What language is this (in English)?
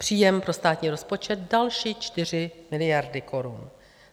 Czech